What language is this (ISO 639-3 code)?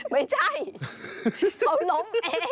tha